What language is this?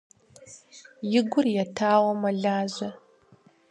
Kabardian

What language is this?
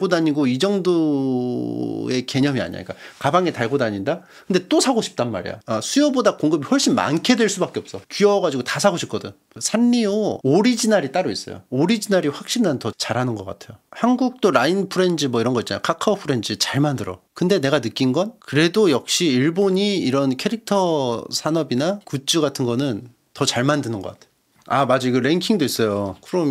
Korean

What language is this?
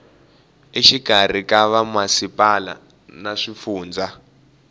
Tsonga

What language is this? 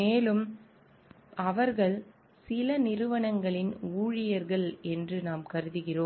Tamil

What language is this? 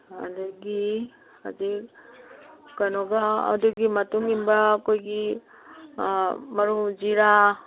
Manipuri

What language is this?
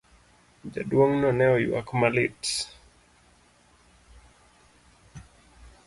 Luo (Kenya and Tanzania)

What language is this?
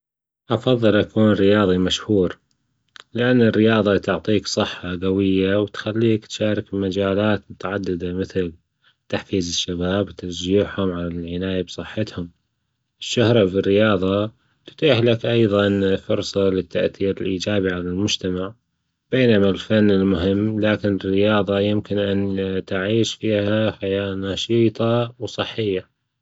Gulf Arabic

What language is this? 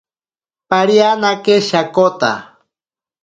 Ashéninka Perené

